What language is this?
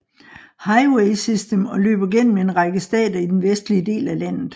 Danish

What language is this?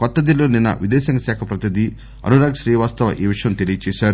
Telugu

